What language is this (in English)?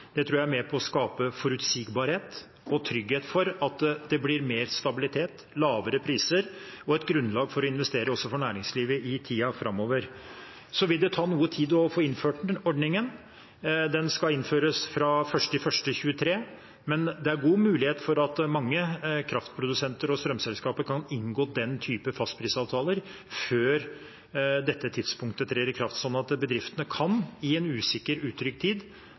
Norwegian Bokmål